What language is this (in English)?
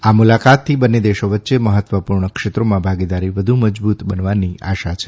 Gujarati